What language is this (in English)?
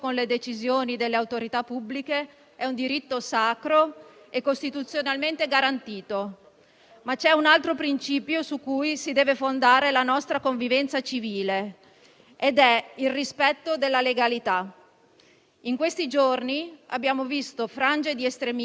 Italian